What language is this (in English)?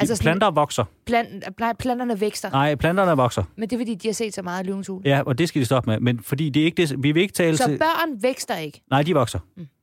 Danish